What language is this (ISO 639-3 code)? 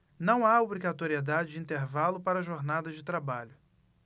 por